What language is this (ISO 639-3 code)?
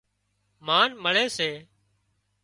kxp